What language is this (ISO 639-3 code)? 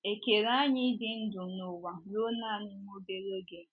ibo